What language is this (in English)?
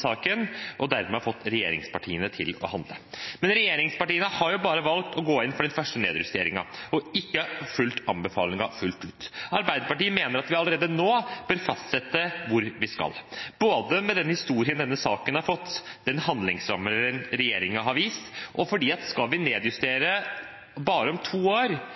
Norwegian Bokmål